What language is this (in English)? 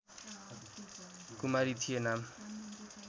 Nepali